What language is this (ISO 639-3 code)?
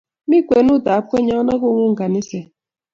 kln